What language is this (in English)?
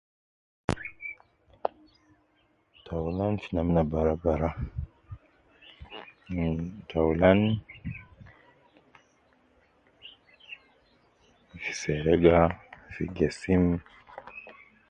Nubi